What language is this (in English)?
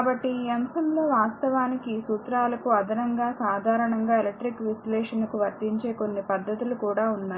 Telugu